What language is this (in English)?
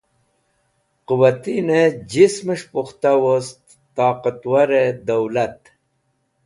Wakhi